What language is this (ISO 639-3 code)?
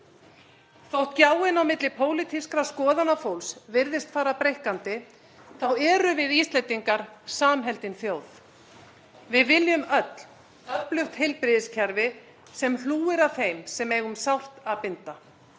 isl